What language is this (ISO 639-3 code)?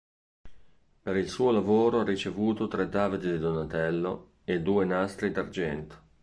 ita